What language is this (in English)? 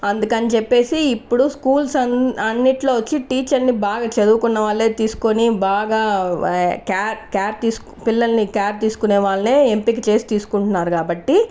Telugu